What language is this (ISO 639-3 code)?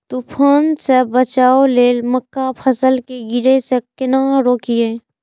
mai